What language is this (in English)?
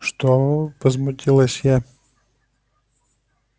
Russian